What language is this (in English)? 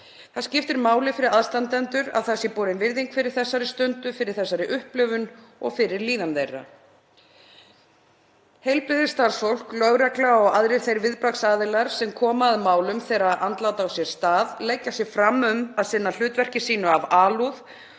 Icelandic